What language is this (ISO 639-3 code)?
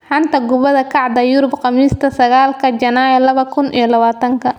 som